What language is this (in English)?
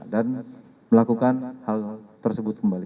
Indonesian